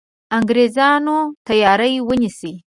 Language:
Pashto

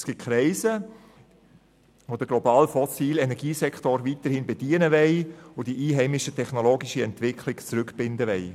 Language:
Swiss German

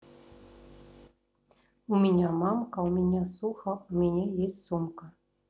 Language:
Russian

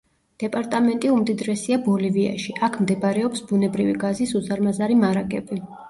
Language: Georgian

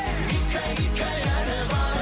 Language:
Kazakh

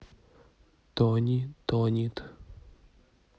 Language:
Russian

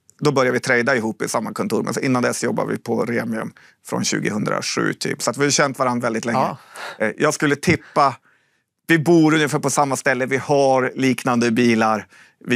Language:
Swedish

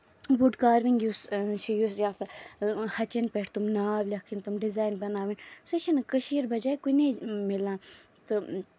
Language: Kashmiri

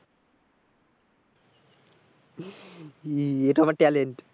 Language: Bangla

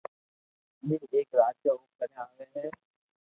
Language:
Loarki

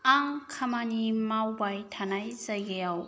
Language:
Bodo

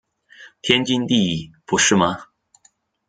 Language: Chinese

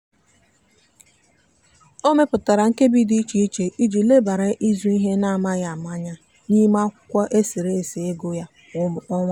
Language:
Igbo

